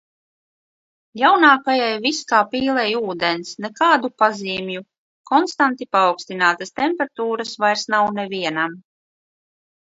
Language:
Latvian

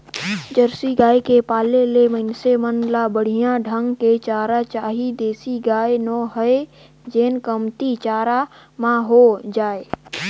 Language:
Chhattisgarhi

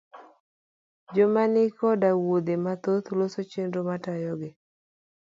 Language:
Luo (Kenya and Tanzania)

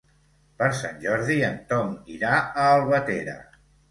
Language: Catalan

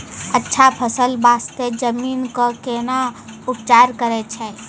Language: Maithili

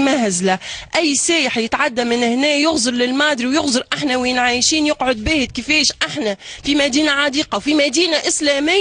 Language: Arabic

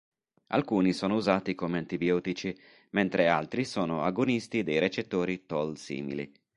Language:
Italian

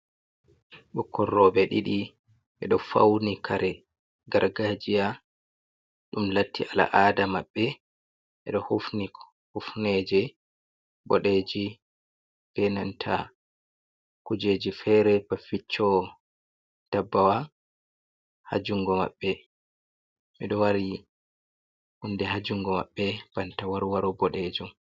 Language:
Fula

